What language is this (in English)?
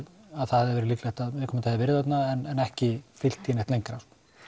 Icelandic